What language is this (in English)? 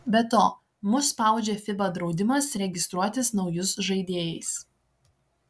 Lithuanian